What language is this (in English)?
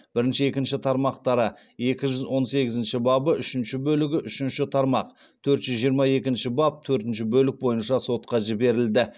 Kazakh